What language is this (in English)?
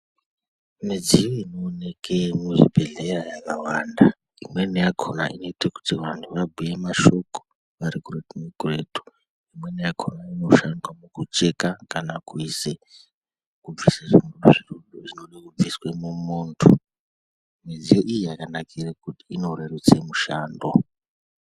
Ndau